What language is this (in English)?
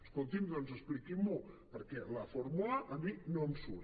Catalan